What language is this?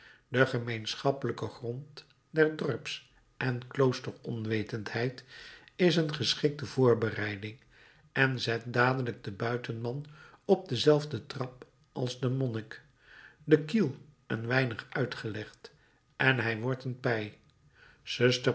Dutch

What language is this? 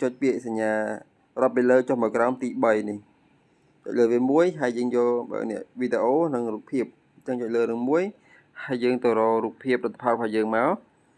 Vietnamese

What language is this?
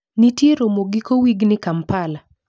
Luo (Kenya and Tanzania)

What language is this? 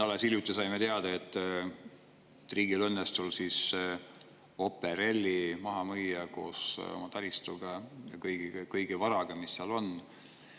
Estonian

